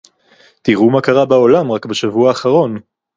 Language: Hebrew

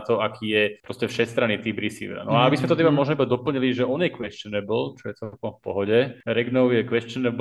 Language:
Slovak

